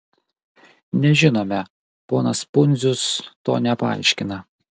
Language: Lithuanian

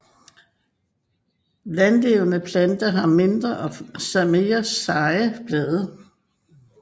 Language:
Danish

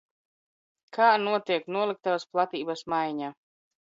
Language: Latvian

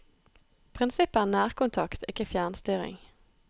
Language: Norwegian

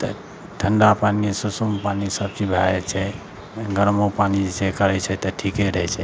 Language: Maithili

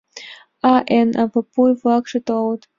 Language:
Mari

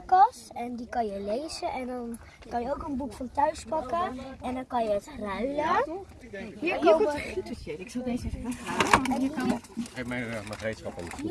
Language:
Dutch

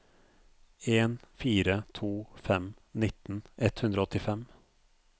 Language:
Norwegian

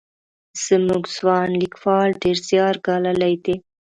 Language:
Pashto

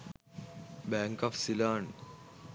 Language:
Sinhala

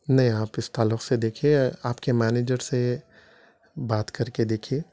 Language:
Urdu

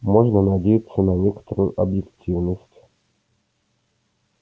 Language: Russian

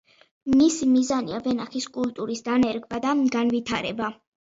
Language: Georgian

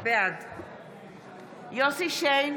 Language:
Hebrew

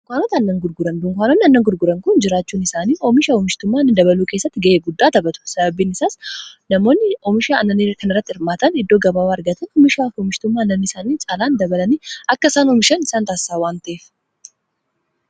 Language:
Oromo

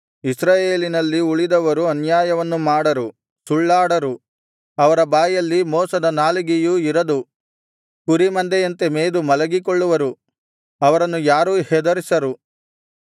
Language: Kannada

